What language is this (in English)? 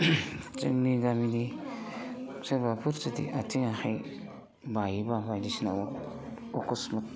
Bodo